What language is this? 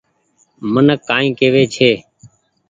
Goaria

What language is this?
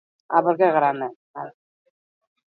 Basque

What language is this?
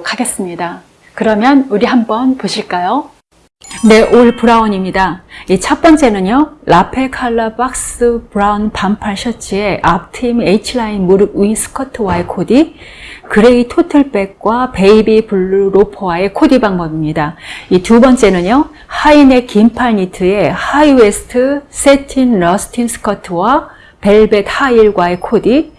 Korean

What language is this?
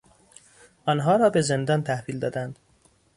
Persian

